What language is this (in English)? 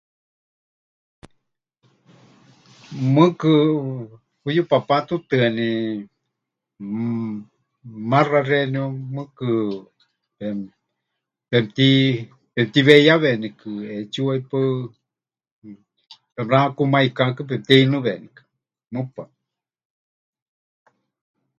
Huichol